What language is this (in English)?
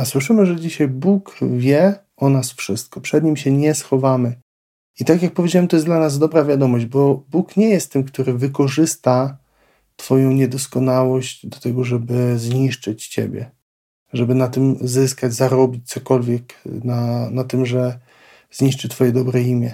Polish